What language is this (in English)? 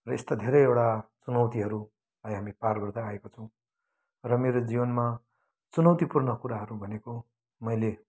Nepali